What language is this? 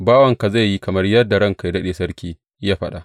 Hausa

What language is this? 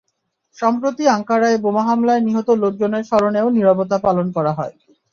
Bangla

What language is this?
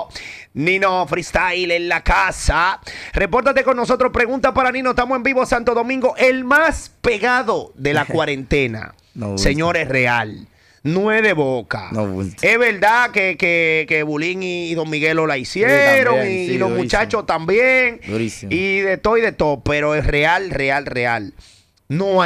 Spanish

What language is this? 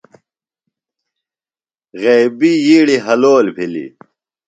Phalura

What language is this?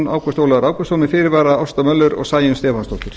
Icelandic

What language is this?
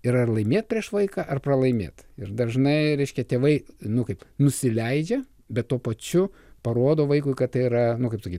Lithuanian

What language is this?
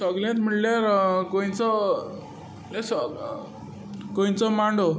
Konkani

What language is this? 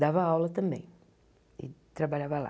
Portuguese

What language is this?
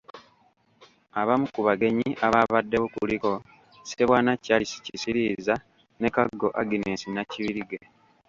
Ganda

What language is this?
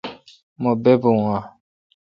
Kalkoti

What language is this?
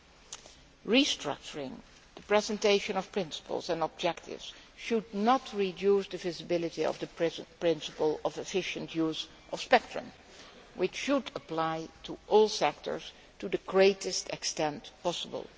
English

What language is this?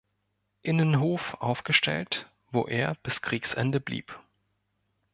German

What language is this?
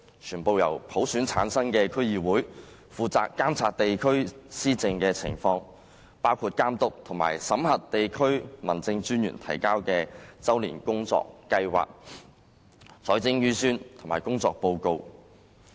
Cantonese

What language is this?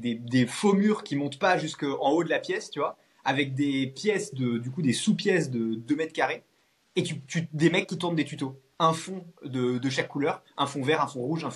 French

